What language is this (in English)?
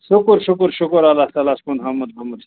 Kashmiri